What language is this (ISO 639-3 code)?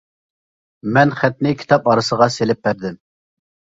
uig